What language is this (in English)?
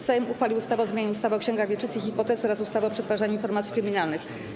Polish